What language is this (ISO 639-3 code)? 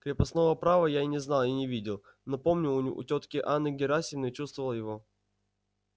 rus